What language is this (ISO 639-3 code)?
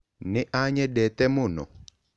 kik